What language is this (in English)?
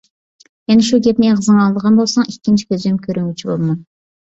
Uyghur